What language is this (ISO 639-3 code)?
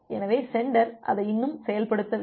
tam